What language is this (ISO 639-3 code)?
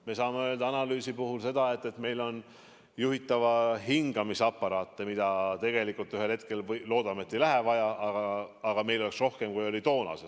est